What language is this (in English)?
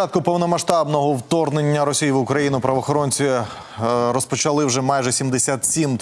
Ukrainian